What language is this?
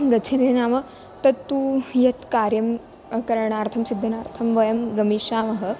Sanskrit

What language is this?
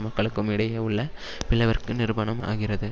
Tamil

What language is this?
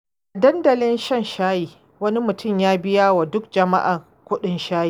Hausa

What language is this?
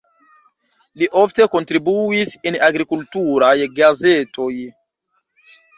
Esperanto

